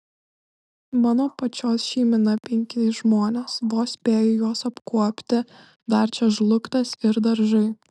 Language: Lithuanian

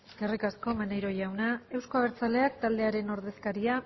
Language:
Basque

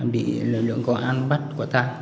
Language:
Vietnamese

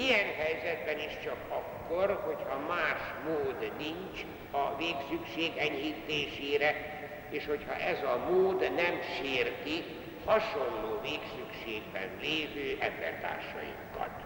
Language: Hungarian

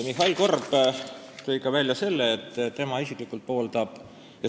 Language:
Estonian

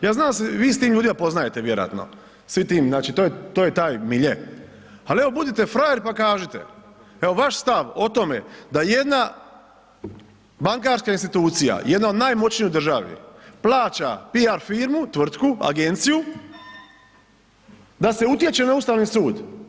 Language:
Croatian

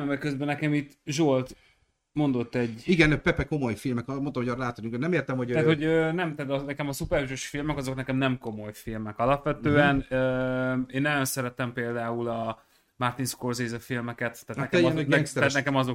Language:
Hungarian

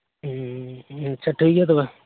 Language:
Santali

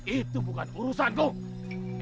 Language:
Indonesian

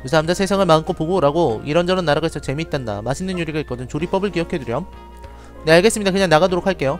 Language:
Korean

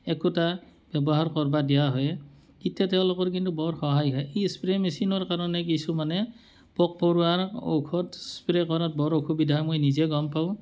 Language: Assamese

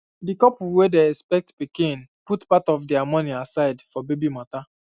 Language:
Nigerian Pidgin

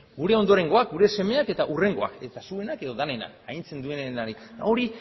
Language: Basque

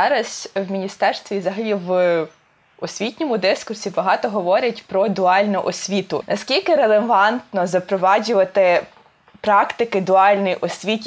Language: Ukrainian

